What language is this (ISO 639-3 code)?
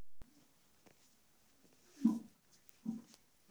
kik